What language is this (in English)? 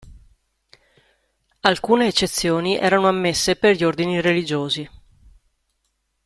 Italian